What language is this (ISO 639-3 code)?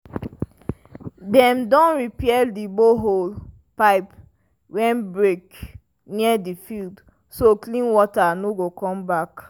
pcm